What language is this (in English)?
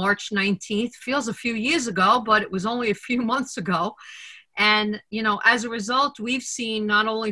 English